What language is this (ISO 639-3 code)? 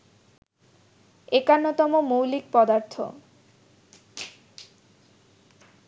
ben